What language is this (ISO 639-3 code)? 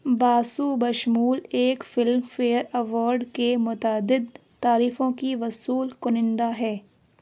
urd